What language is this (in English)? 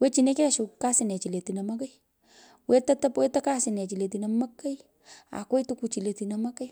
Pökoot